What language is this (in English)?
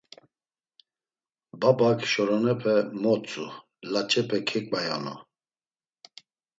Laz